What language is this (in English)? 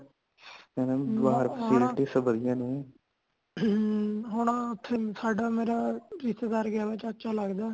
Punjabi